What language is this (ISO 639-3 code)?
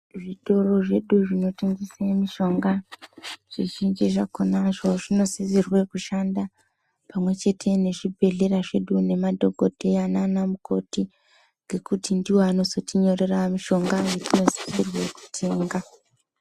ndc